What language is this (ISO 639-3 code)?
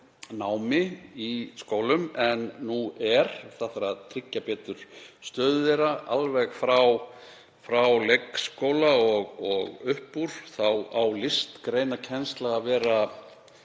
isl